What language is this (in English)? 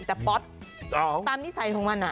Thai